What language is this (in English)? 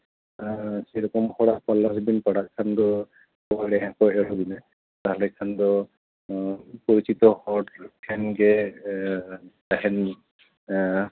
Santali